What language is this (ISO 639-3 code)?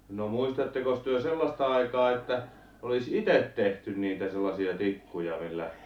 fin